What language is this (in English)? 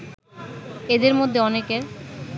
Bangla